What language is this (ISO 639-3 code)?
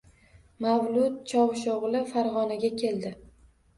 uzb